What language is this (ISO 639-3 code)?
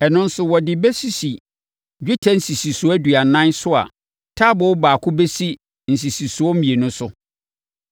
aka